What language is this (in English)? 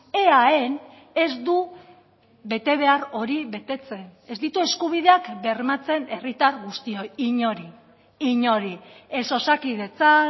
Basque